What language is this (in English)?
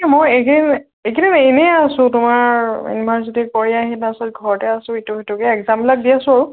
Assamese